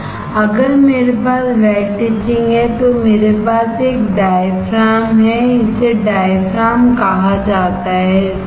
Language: Hindi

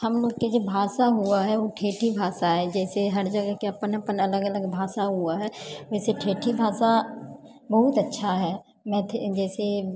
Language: Maithili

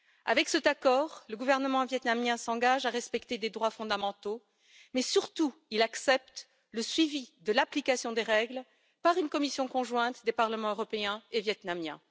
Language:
French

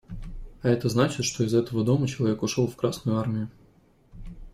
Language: Russian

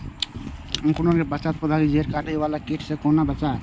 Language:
Maithili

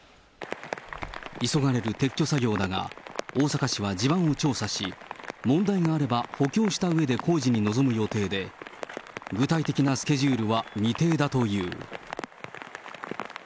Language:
Japanese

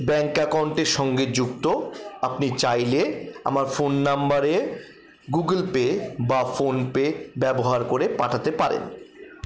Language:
Bangla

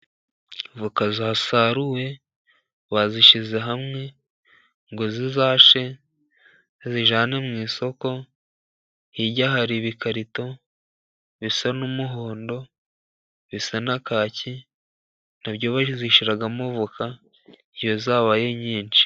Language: Kinyarwanda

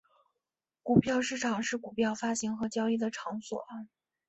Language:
Chinese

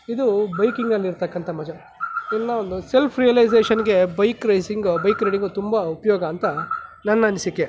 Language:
Kannada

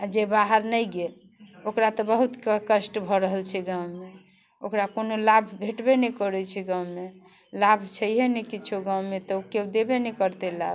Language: Maithili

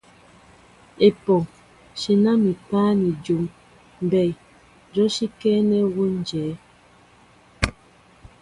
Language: Mbo (Cameroon)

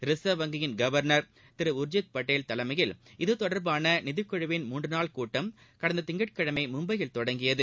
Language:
Tamil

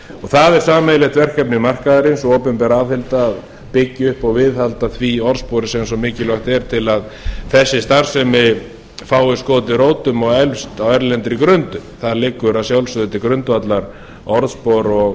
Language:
Icelandic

